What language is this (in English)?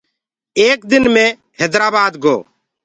Gurgula